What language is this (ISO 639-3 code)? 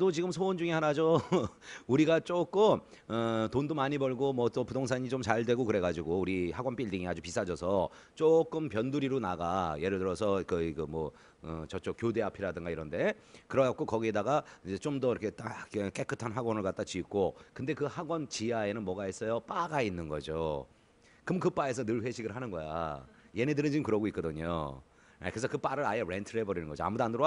kor